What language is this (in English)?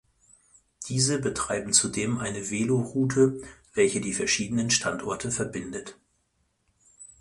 German